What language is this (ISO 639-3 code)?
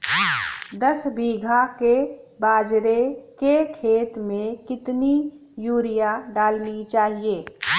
hin